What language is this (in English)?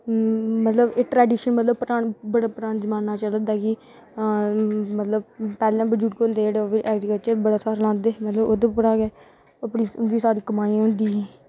Dogri